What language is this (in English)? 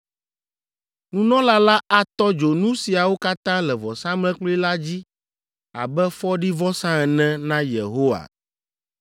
Ewe